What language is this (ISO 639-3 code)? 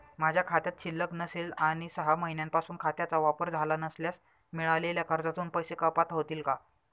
mar